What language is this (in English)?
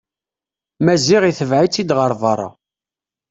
Kabyle